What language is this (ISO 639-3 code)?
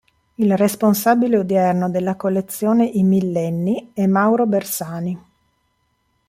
ita